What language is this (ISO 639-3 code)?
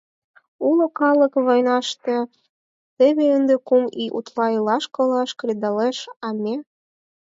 chm